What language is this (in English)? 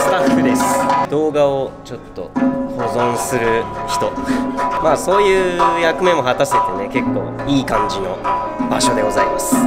Japanese